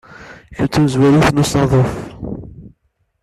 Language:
Kabyle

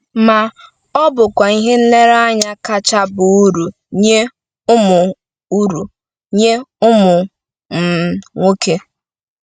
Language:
Igbo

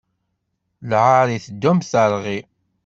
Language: Kabyle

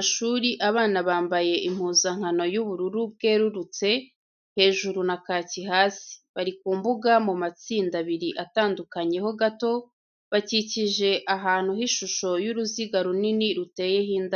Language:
Kinyarwanda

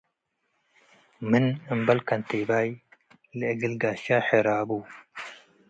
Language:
Tigre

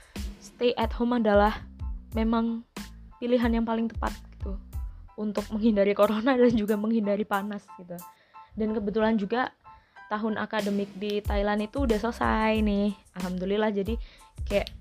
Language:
Indonesian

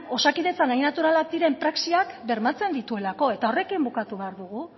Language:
Basque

